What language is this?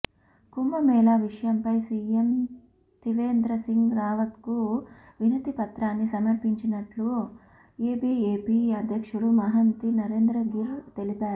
Telugu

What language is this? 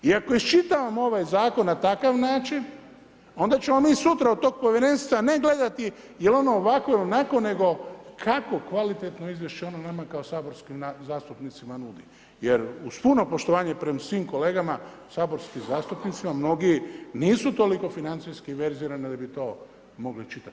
Croatian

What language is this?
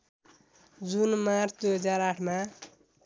Nepali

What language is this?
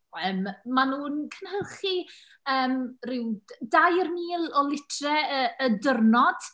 Welsh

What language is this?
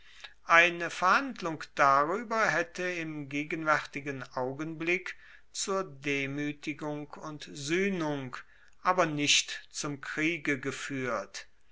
German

